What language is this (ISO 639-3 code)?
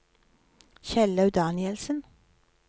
nor